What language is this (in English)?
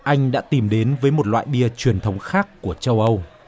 Vietnamese